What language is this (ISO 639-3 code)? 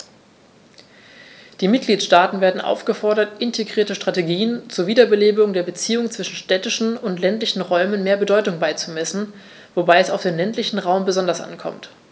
deu